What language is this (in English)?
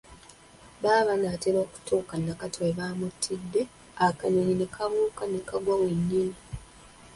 Ganda